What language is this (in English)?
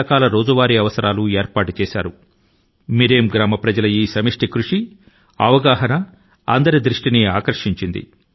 Telugu